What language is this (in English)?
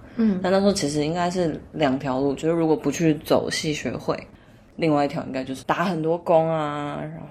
Chinese